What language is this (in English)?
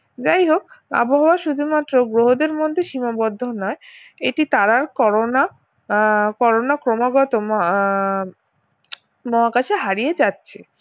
Bangla